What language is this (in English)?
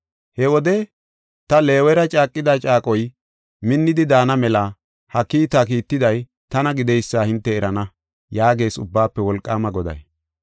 Gofa